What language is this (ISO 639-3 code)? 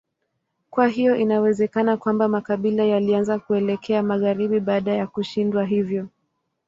swa